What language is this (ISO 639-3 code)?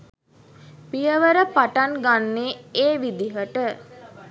sin